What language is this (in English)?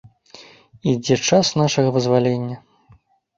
Belarusian